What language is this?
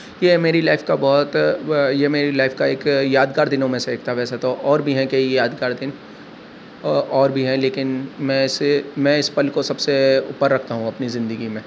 Urdu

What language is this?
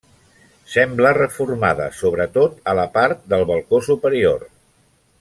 Catalan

